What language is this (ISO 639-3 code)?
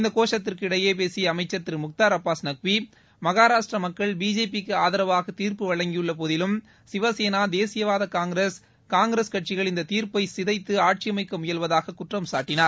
tam